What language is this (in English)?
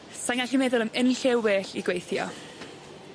Welsh